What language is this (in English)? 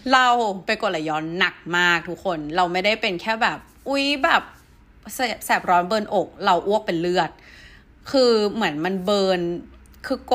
Thai